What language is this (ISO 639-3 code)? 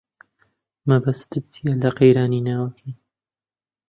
ckb